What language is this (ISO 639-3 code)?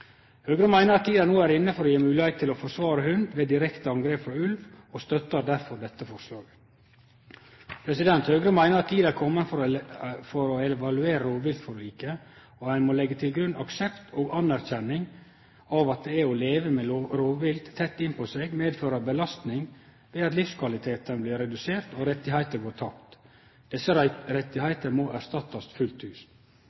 nno